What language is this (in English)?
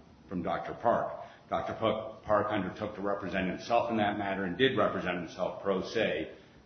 English